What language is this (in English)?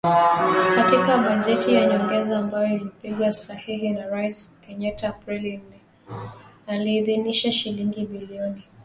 Swahili